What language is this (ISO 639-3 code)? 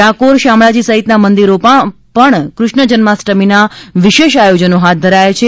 guj